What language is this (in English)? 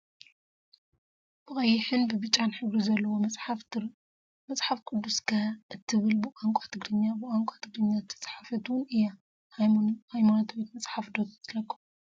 Tigrinya